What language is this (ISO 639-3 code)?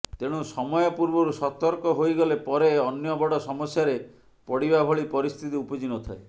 ori